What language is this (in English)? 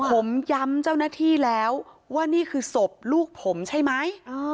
Thai